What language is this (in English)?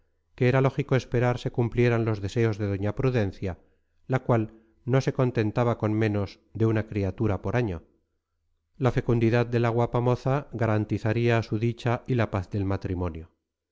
Spanish